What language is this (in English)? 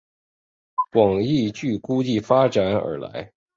Chinese